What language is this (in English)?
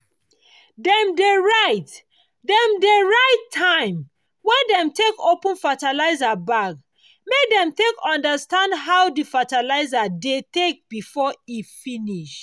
Nigerian Pidgin